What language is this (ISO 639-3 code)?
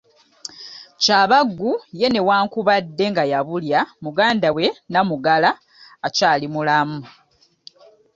lug